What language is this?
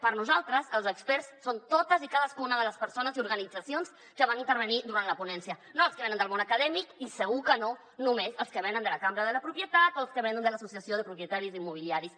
Catalan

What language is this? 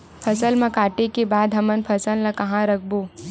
Chhattisgarhi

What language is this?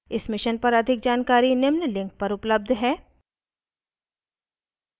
Hindi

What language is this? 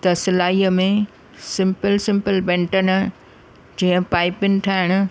Sindhi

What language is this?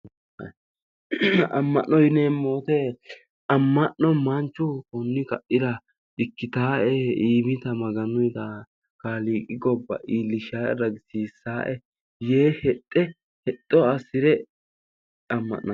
Sidamo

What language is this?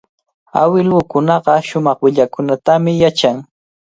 Cajatambo North Lima Quechua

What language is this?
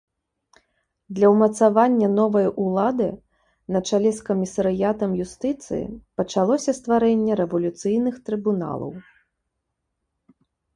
Belarusian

